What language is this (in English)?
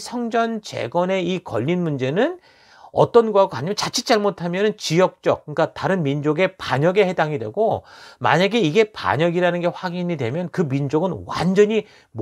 Korean